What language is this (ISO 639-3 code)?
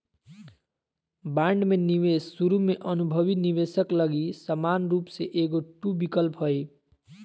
mag